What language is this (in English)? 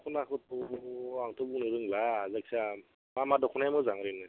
Bodo